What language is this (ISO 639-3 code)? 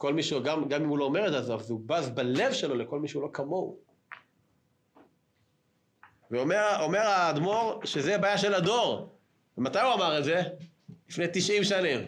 heb